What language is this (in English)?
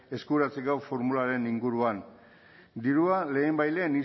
Basque